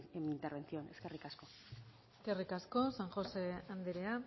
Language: Basque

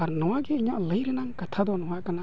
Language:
Santali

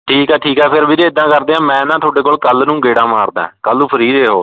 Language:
Punjabi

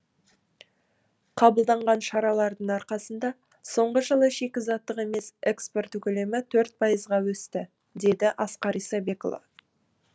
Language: Kazakh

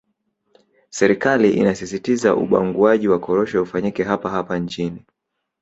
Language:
Swahili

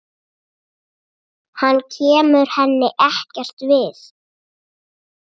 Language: Icelandic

